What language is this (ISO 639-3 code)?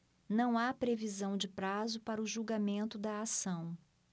por